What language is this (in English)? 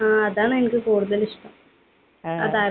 Malayalam